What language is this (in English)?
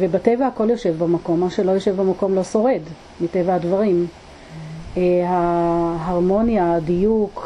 Hebrew